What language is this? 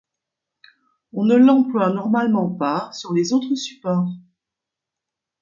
French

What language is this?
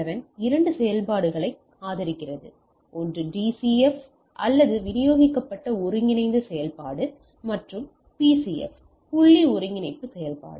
Tamil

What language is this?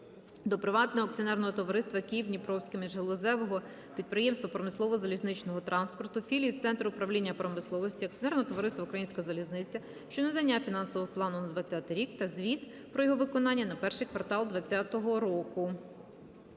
Ukrainian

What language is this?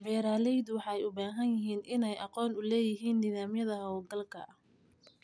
Somali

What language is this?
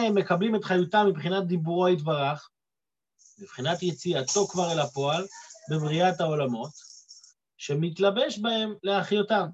Hebrew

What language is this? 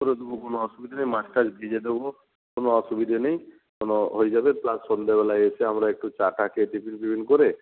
Bangla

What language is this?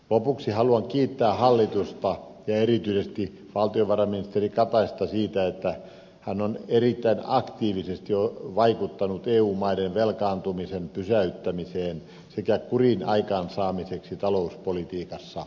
Finnish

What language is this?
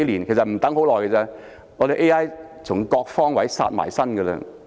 Cantonese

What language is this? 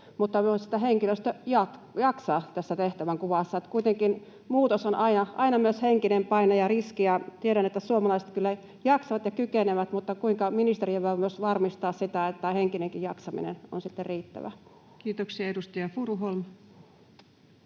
Finnish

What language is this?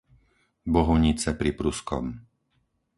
Slovak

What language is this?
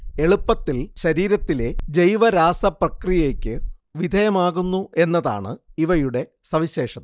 Malayalam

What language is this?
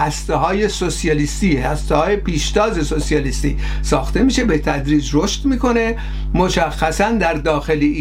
Persian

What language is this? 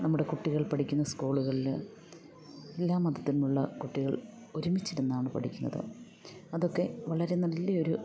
Malayalam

